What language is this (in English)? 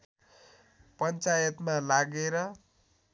Nepali